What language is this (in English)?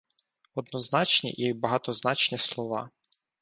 Ukrainian